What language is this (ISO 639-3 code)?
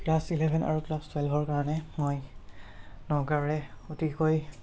asm